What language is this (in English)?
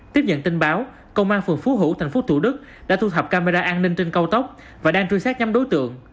Vietnamese